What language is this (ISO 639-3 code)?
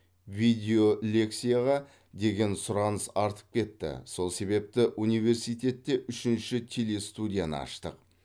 kaz